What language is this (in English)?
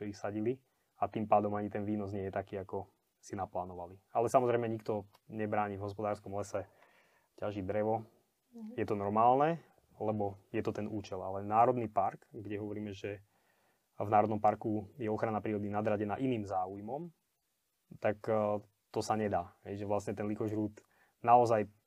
Slovak